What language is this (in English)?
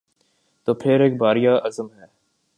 Urdu